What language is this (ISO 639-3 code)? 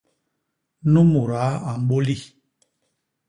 bas